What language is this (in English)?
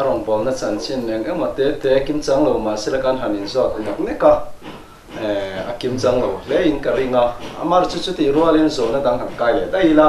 Korean